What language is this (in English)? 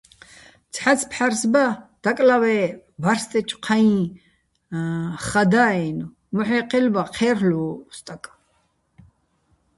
Bats